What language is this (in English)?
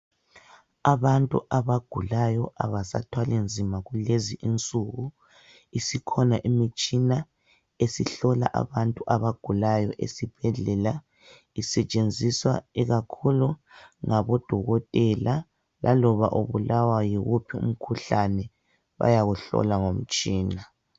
North Ndebele